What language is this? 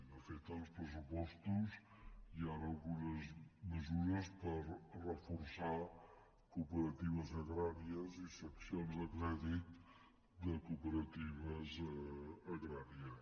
Catalan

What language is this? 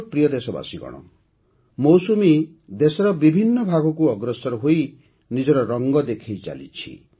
Odia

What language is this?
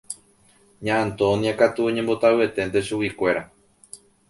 Guarani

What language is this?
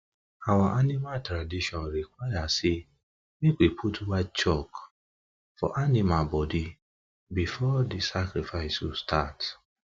Nigerian Pidgin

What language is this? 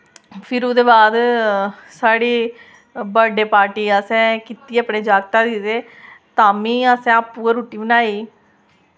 Dogri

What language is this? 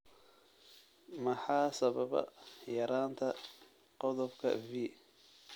Somali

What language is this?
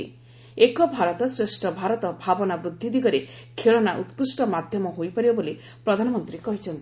Odia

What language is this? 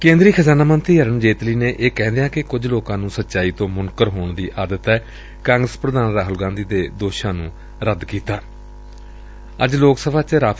Punjabi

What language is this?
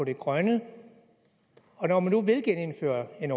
Danish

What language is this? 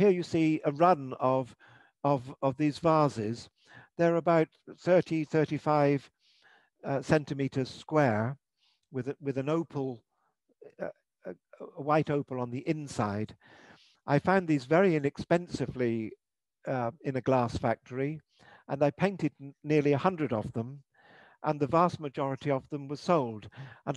English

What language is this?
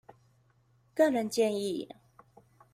Chinese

